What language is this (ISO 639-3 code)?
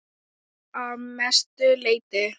isl